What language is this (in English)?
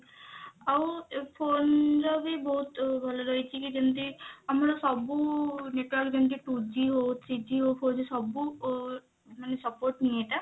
Odia